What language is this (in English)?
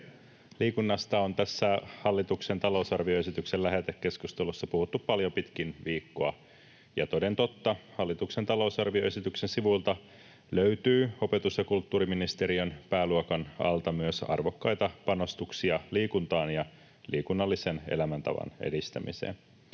Finnish